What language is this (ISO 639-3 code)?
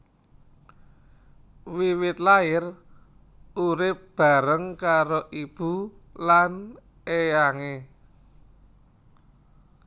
jav